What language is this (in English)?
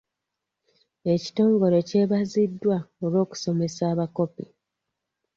Ganda